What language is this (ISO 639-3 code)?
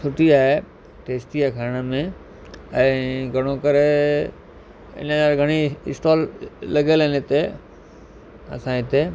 snd